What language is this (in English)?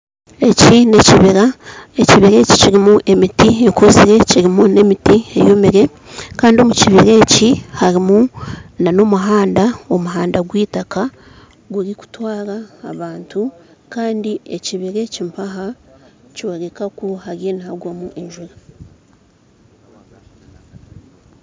Nyankole